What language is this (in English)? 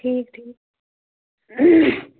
Kashmiri